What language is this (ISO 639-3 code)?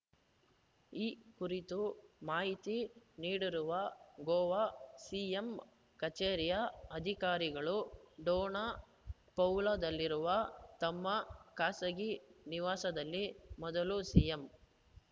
kan